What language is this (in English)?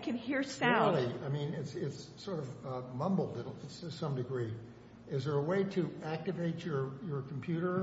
English